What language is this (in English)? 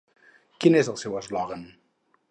Catalan